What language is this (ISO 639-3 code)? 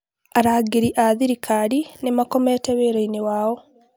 kik